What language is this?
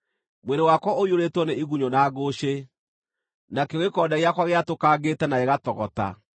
Kikuyu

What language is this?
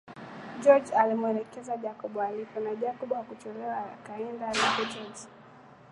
Swahili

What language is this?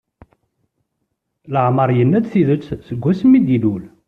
Kabyle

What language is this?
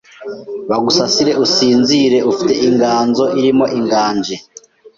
Kinyarwanda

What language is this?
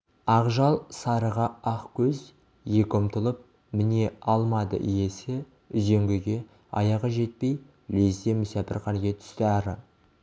Kazakh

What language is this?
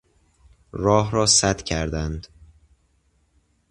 Persian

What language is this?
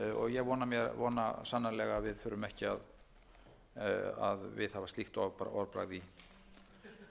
Icelandic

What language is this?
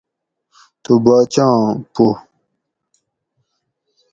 Gawri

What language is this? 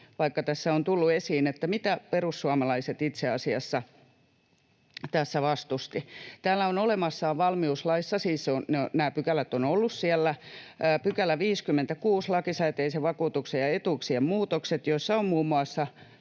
Finnish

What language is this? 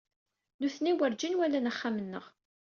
Kabyle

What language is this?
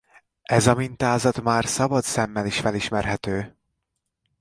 Hungarian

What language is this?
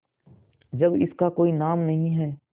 Hindi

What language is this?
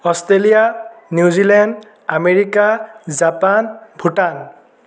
Assamese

